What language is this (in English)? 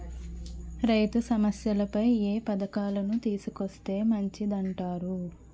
Telugu